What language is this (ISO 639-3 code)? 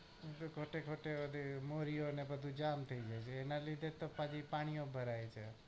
guj